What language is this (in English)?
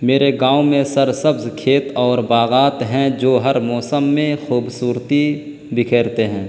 Urdu